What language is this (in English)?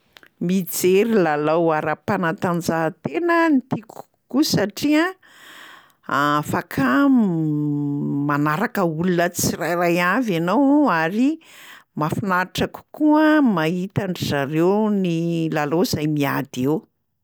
Malagasy